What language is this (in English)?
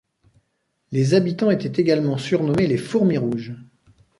French